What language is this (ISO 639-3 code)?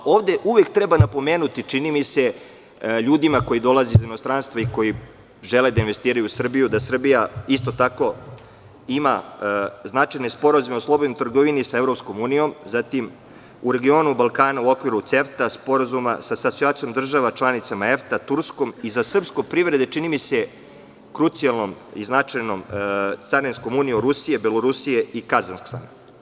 srp